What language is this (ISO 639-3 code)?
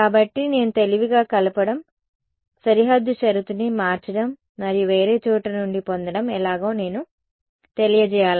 tel